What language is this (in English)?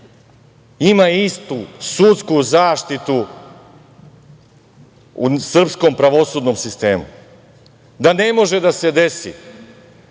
Serbian